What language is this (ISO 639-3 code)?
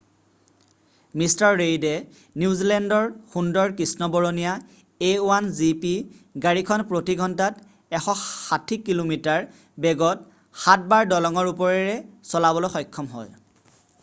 asm